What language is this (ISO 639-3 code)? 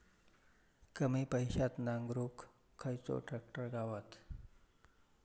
mar